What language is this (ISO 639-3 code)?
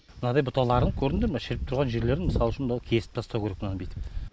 kaz